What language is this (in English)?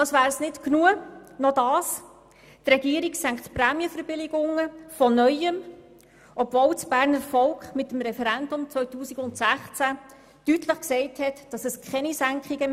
Swiss German